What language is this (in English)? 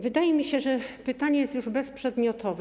Polish